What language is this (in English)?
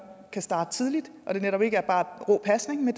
Danish